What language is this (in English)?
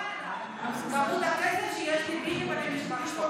Hebrew